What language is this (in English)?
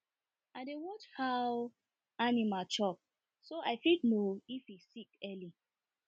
Nigerian Pidgin